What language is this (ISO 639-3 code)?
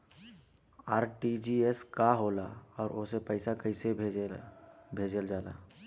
bho